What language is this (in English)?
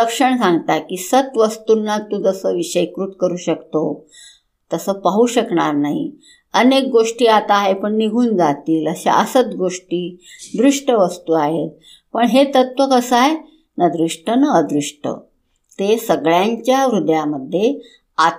Hindi